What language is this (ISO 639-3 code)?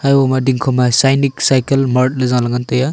nnp